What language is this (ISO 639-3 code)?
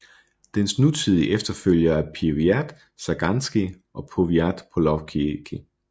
dan